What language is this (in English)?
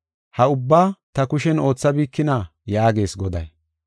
Gofa